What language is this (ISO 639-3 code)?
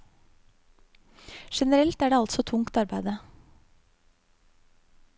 nor